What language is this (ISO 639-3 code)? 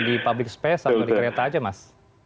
ind